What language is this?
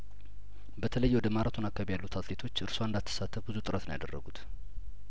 Amharic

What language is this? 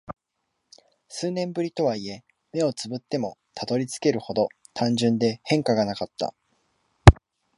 Japanese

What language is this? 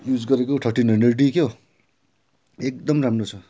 Nepali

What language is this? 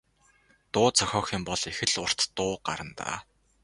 Mongolian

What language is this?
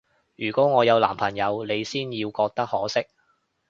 Cantonese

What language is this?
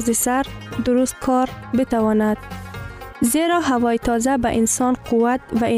Persian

